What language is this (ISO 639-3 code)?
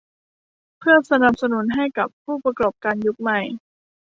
tha